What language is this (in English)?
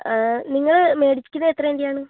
Malayalam